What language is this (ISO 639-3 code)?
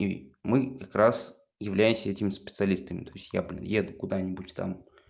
rus